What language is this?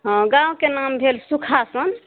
Maithili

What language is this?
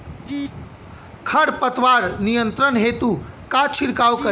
Bhojpuri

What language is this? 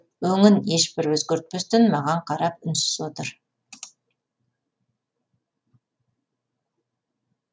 Kazakh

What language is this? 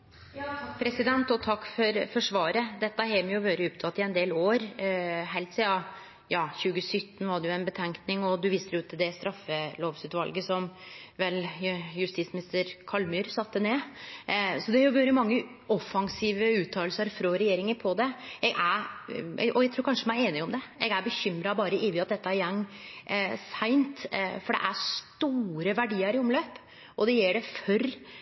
Norwegian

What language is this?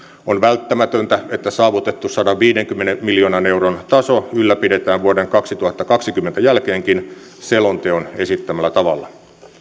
Finnish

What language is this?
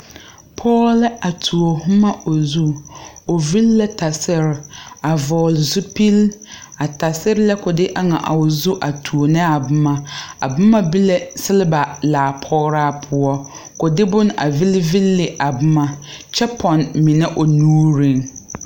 Southern Dagaare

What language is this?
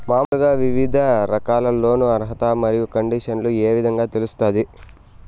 Telugu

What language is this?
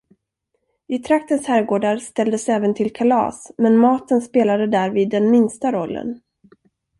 Swedish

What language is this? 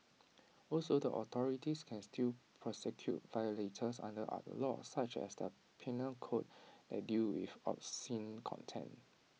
English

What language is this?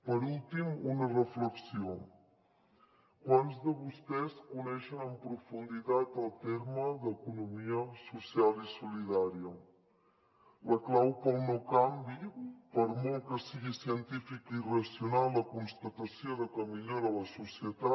Catalan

